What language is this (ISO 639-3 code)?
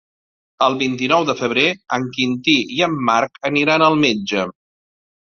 cat